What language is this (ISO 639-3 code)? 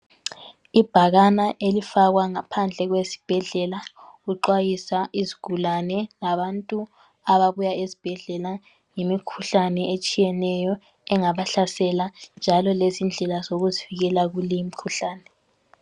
nde